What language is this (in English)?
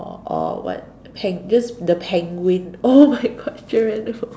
English